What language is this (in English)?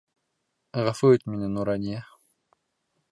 Bashkir